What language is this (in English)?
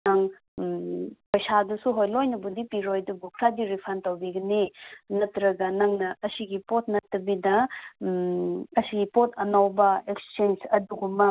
Manipuri